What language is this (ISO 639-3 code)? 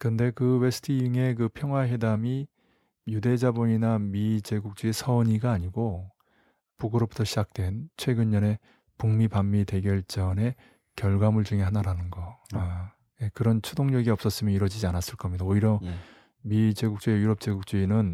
kor